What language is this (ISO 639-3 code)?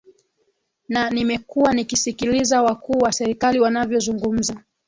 swa